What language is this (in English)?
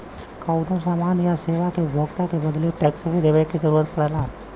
Bhojpuri